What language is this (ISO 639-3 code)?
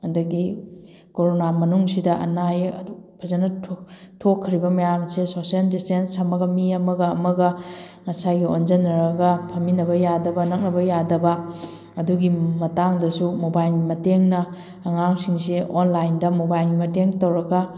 mni